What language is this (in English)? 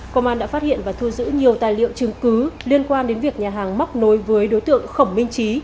Vietnamese